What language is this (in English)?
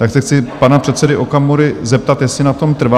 Czech